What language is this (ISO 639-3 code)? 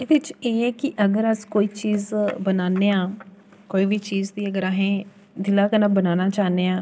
doi